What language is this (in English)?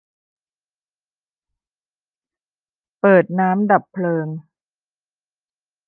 Thai